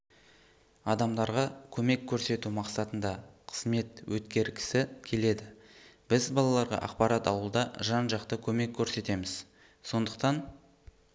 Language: Kazakh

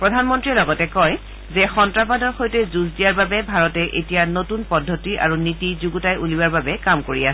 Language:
Assamese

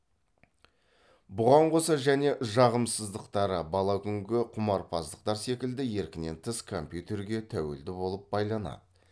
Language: Kazakh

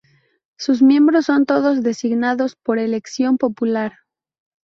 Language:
Spanish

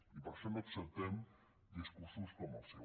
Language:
Catalan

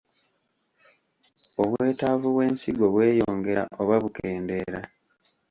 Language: Ganda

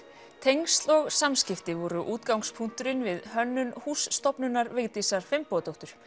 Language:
Icelandic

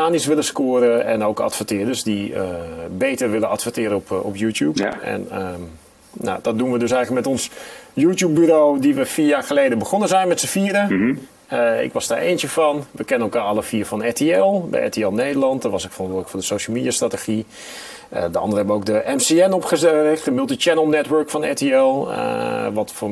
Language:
Dutch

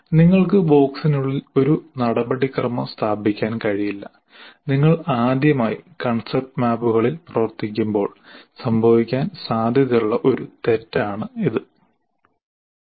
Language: Malayalam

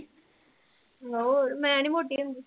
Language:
Punjabi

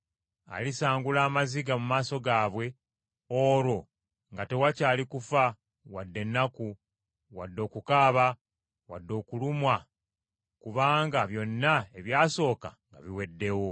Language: Ganda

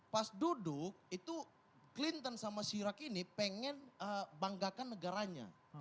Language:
Indonesian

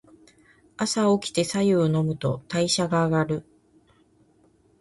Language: Japanese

